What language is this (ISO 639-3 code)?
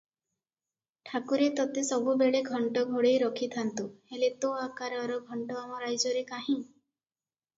ori